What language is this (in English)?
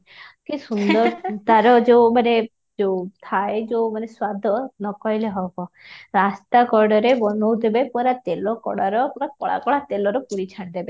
Odia